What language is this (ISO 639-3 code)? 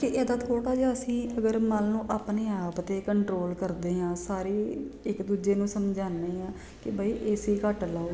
pan